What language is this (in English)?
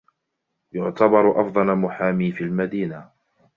Arabic